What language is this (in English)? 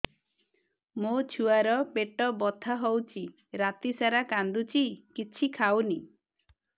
Odia